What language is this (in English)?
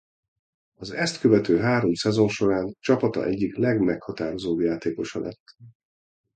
Hungarian